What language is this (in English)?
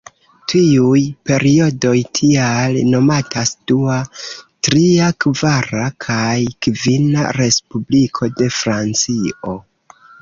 Esperanto